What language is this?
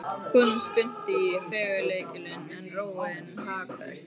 Icelandic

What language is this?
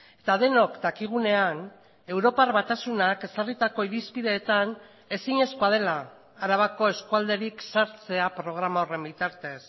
Basque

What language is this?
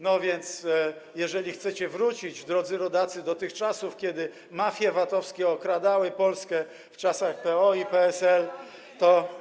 Polish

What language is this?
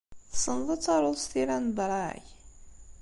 Kabyle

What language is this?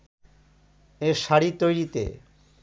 Bangla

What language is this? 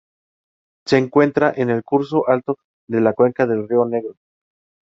Spanish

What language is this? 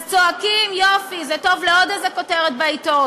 Hebrew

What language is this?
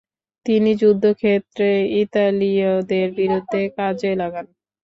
Bangla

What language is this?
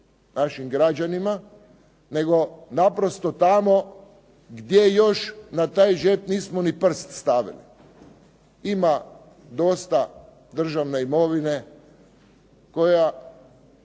Croatian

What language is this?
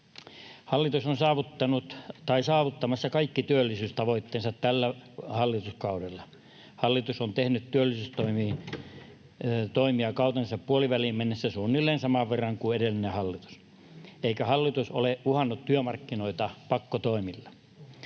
Finnish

